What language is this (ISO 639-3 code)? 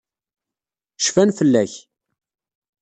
kab